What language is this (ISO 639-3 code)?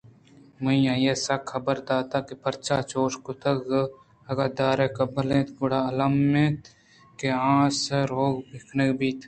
bgp